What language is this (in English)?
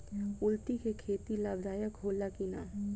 Bhojpuri